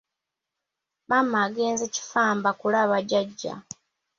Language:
Ganda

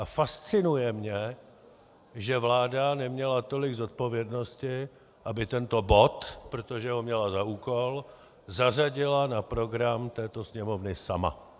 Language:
Czech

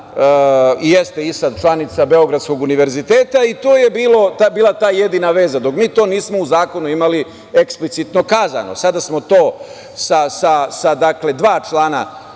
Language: Serbian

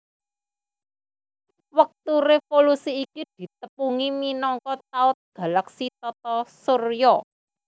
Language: Javanese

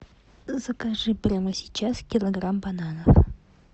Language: Russian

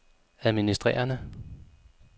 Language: Danish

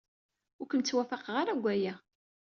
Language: Kabyle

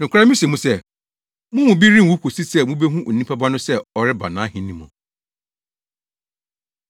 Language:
Akan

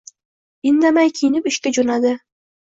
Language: Uzbek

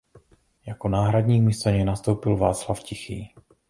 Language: Czech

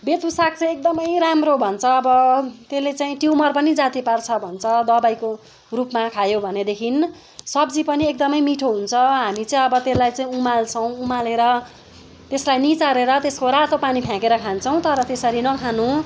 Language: Nepali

